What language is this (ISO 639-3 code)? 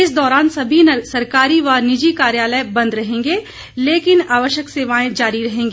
hin